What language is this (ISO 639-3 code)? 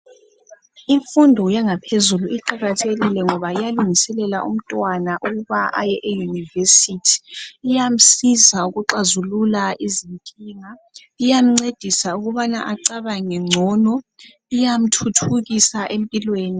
nde